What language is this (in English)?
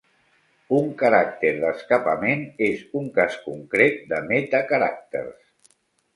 Catalan